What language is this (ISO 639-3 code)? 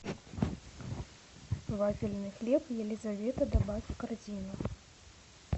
rus